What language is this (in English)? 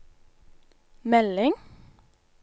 Norwegian